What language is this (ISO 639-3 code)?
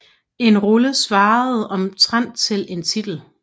dan